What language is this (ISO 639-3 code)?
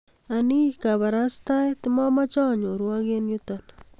kln